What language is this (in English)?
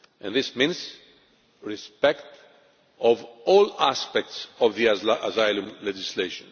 English